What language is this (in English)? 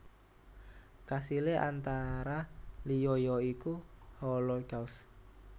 Javanese